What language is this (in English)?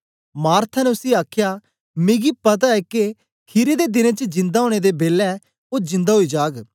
Dogri